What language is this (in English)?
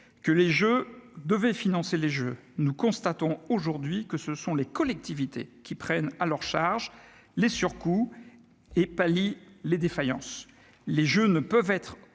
French